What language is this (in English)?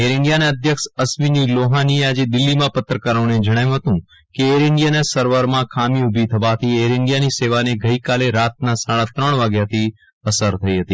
Gujarati